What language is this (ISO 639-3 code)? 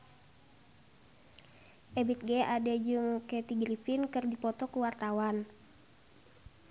sun